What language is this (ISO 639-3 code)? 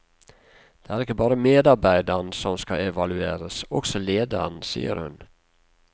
nor